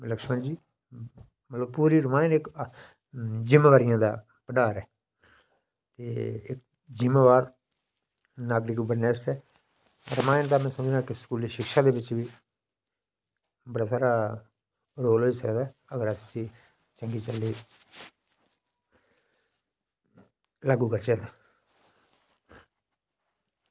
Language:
Dogri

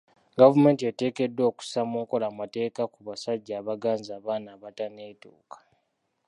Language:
Ganda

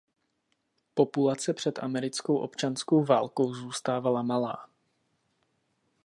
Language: Czech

